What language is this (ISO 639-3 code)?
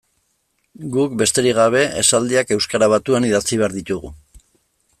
eus